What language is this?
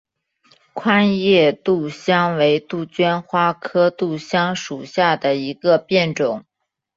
Chinese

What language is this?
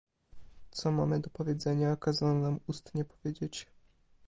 Polish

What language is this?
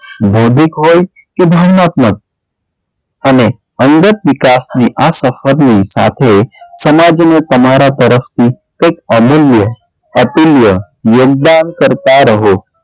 Gujarati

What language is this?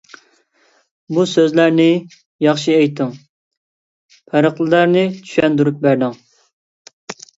Uyghur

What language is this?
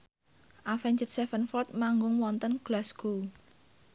Javanese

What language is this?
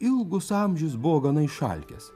Lithuanian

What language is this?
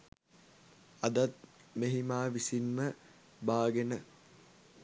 Sinhala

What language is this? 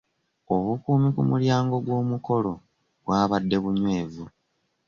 Ganda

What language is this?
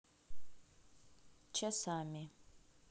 Russian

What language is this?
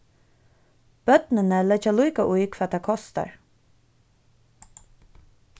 Faroese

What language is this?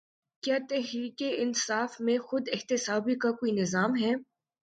Urdu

